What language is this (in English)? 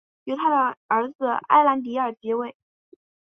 Chinese